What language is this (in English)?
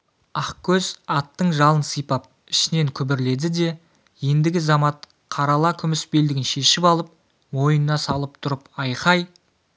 Kazakh